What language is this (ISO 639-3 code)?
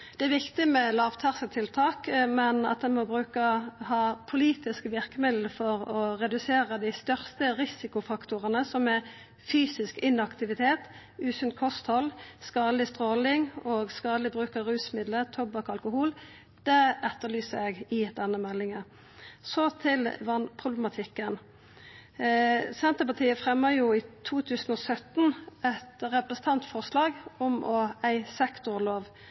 nno